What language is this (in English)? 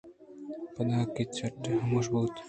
Eastern Balochi